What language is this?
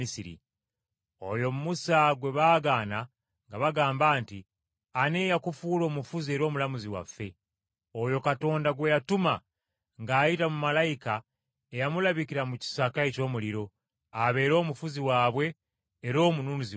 Ganda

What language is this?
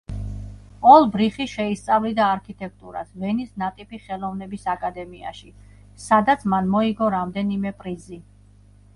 Georgian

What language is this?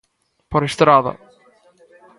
Galician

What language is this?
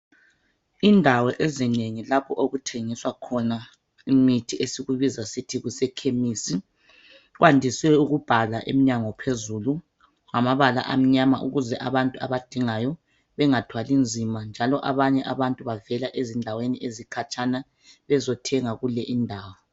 North Ndebele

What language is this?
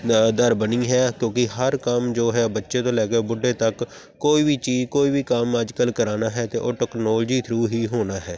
Punjabi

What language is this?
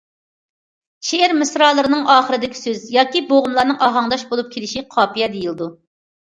Uyghur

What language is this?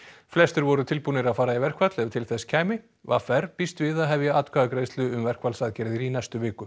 Icelandic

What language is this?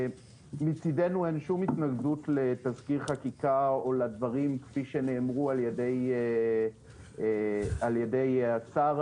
Hebrew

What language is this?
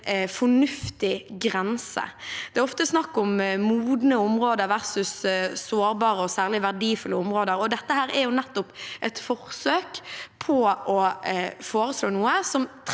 Norwegian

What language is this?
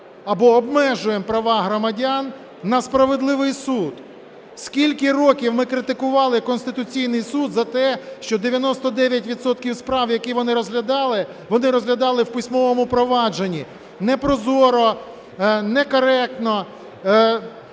Ukrainian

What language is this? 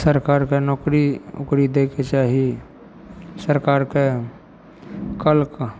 Maithili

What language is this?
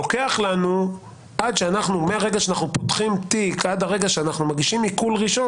Hebrew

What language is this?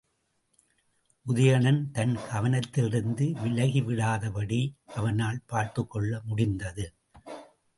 Tamil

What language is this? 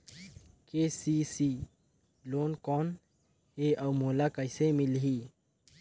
Chhattisgarhi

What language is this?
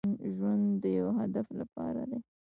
Pashto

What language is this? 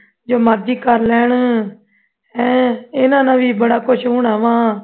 Punjabi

